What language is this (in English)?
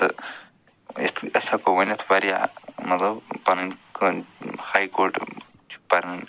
Kashmiri